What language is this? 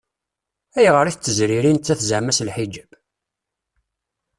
Kabyle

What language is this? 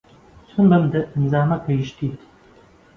Central Kurdish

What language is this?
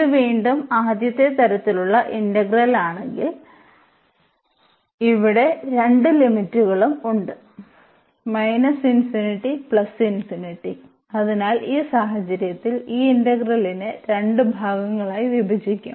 Malayalam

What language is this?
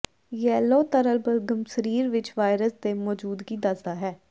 Punjabi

